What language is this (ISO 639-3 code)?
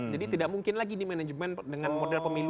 ind